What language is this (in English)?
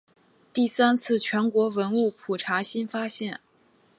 Chinese